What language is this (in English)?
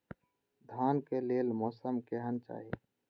Maithili